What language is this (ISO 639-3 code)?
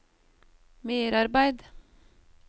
nor